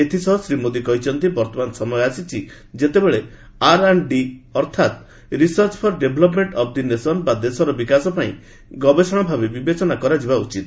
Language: Odia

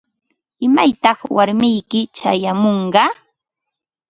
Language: Ambo-Pasco Quechua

